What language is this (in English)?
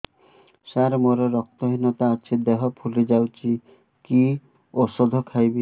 Odia